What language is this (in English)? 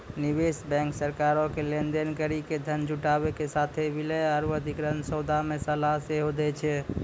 Maithili